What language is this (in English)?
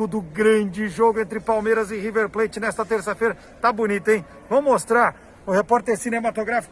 Portuguese